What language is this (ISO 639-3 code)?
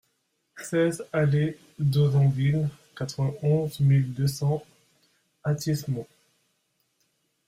fra